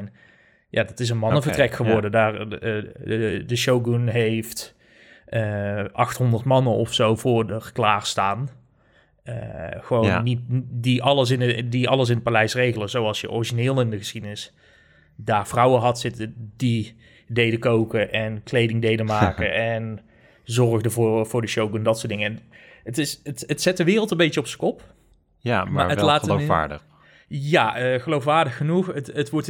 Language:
Dutch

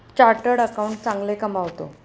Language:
Marathi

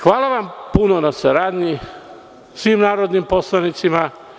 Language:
Serbian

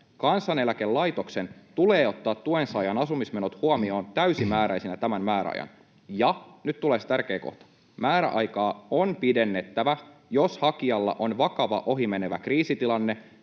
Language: Finnish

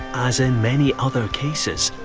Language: English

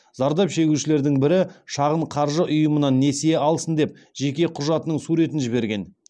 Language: Kazakh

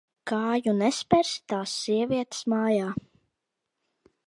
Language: Latvian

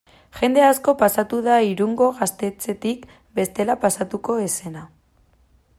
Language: Basque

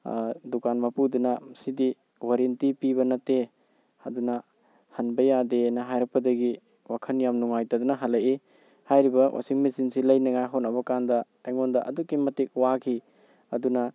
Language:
Manipuri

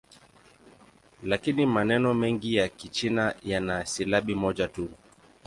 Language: Swahili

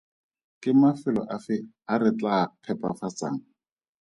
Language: Tswana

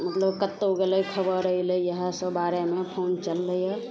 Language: Maithili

